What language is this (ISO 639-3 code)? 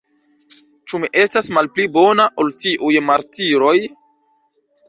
epo